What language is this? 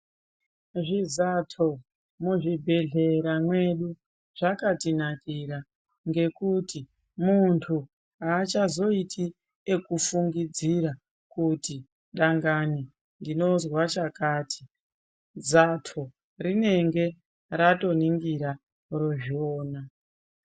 Ndau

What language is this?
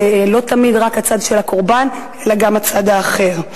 Hebrew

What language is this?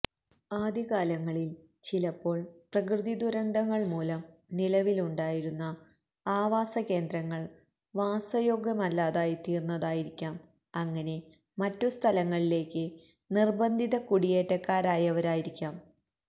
Malayalam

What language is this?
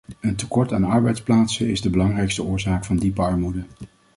Dutch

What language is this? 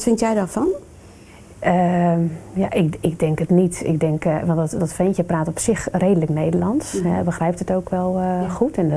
Dutch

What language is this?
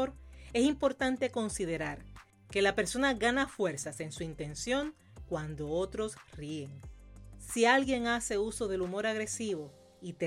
Spanish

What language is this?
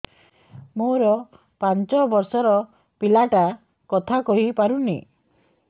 Odia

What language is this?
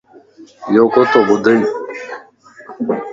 Lasi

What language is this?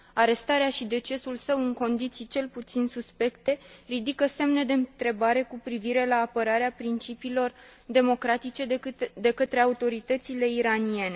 Romanian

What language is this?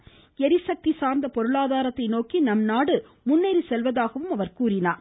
Tamil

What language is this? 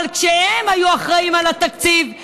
Hebrew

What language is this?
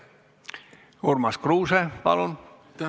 Estonian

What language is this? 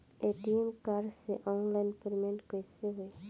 Bhojpuri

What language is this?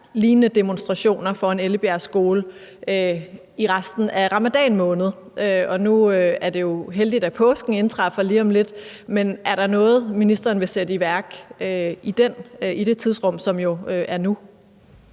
Danish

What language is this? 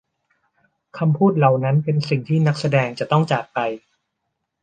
Thai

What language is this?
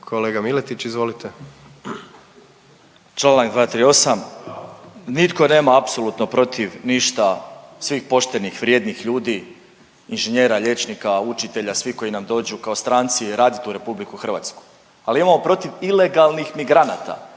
Croatian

